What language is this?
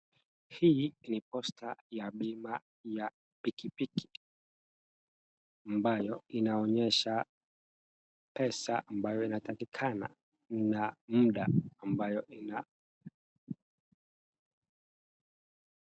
Swahili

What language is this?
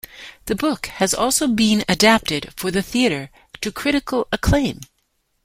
English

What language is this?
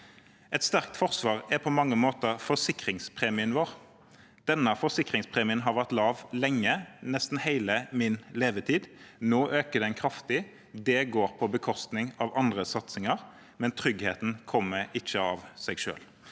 Norwegian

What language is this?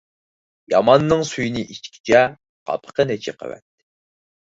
Uyghur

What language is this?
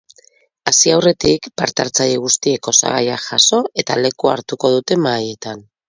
Basque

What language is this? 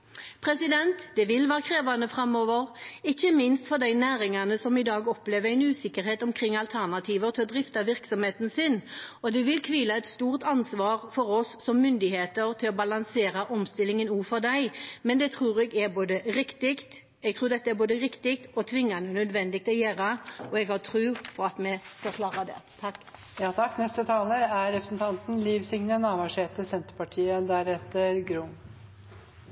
Norwegian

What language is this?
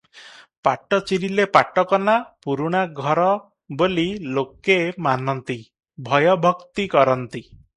Odia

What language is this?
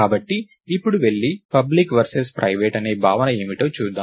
Telugu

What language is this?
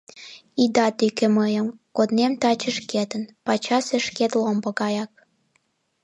Mari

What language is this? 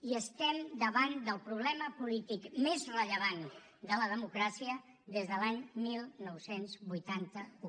Catalan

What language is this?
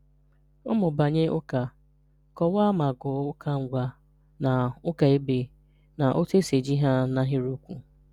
Igbo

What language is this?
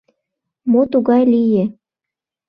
Mari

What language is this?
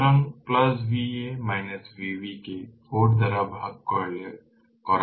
Bangla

